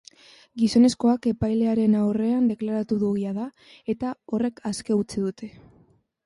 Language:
Basque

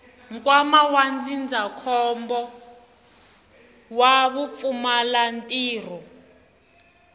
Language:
Tsonga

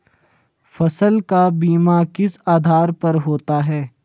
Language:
Hindi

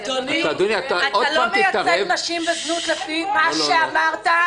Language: Hebrew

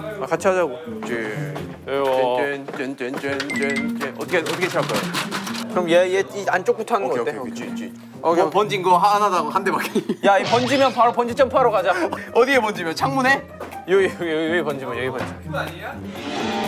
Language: Korean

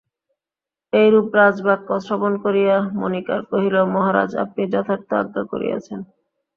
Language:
Bangla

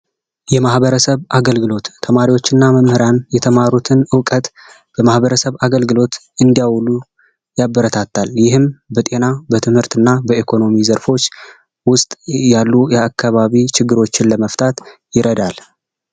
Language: Amharic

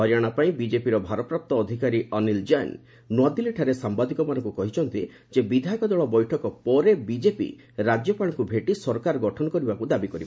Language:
Odia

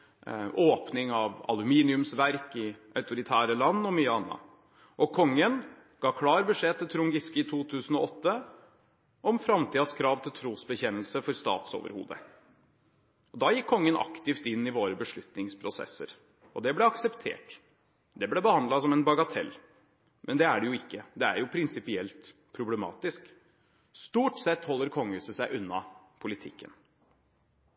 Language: Norwegian Bokmål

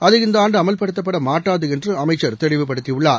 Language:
Tamil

